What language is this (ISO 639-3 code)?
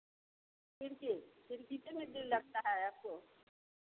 hin